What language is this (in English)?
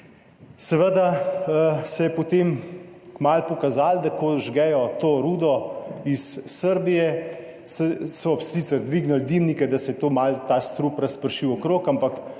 Slovenian